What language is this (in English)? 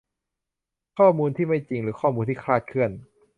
Thai